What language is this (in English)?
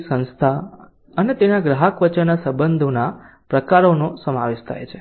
Gujarati